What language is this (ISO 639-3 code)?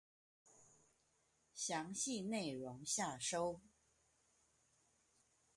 zho